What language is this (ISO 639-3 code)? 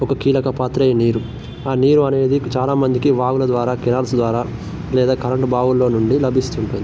tel